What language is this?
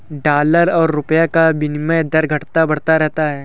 Hindi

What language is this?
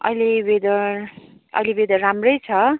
Nepali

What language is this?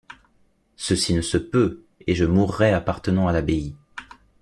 French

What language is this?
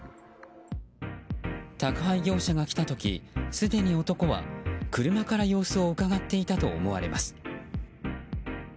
Japanese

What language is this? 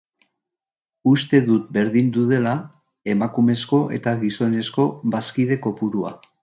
Basque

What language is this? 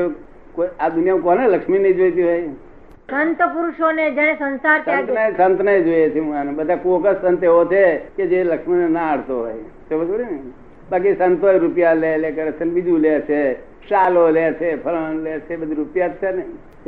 Gujarati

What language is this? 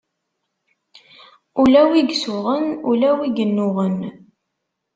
Kabyle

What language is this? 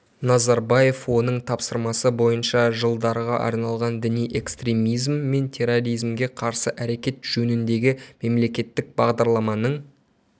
Kazakh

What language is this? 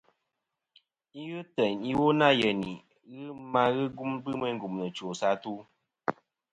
Kom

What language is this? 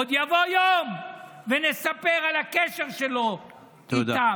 Hebrew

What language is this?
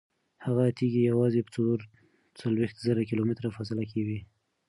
Pashto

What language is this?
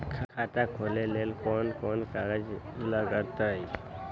Magahi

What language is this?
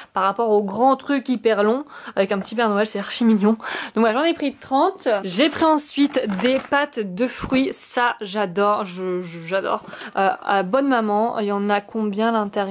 French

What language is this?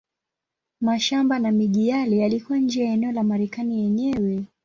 Swahili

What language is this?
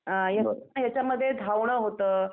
Marathi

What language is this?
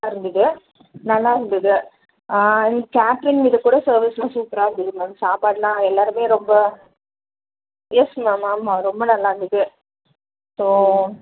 Tamil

